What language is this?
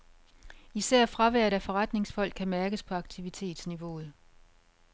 Danish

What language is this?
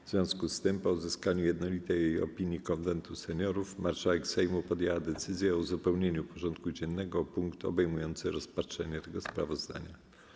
Polish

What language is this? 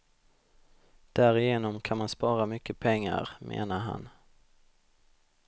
Swedish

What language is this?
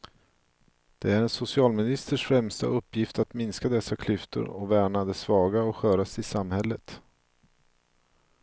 Swedish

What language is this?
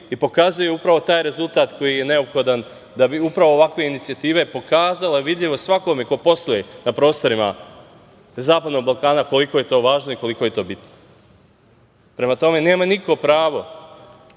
Serbian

